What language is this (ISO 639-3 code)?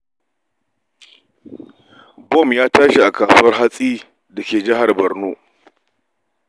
hau